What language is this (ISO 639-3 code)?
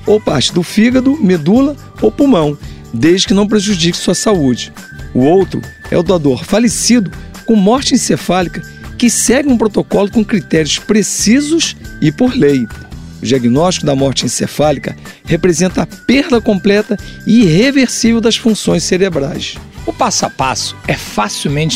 por